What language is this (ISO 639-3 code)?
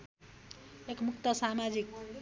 nep